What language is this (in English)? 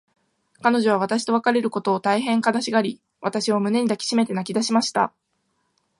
Japanese